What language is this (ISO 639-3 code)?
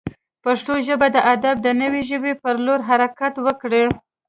pus